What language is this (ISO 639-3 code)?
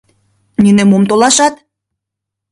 chm